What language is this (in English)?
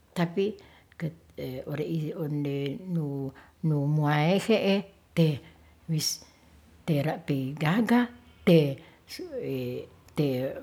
Ratahan